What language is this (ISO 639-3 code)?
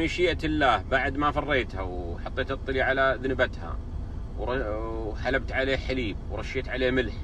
ara